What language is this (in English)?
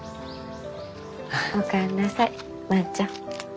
Japanese